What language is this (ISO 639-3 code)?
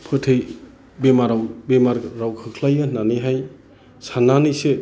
brx